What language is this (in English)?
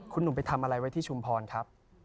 Thai